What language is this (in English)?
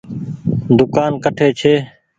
Goaria